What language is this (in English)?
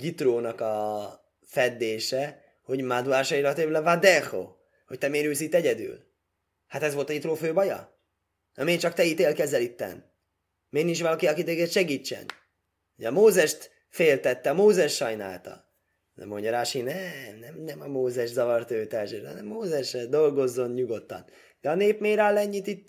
Hungarian